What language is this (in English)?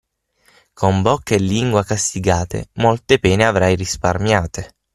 Italian